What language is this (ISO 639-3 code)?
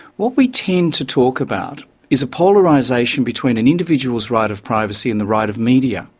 eng